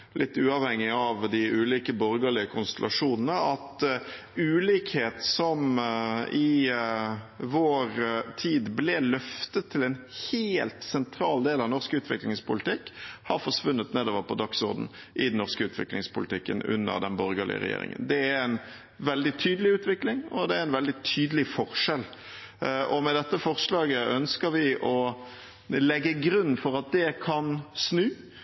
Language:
Norwegian Bokmål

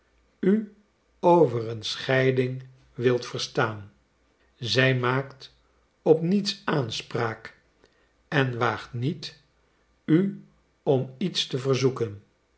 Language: Dutch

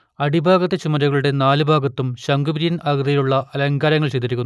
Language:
Malayalam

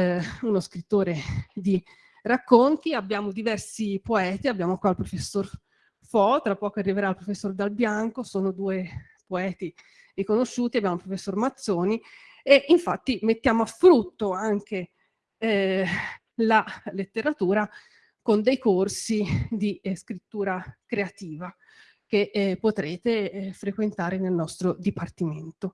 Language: Italian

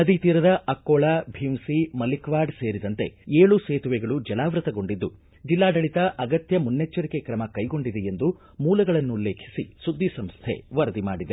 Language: Kannada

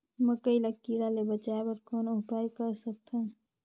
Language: Chhattisgarhi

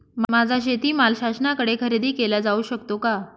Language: Marathi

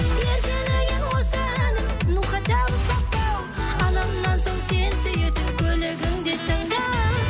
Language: Kazakh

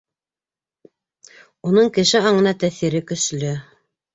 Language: Bashkir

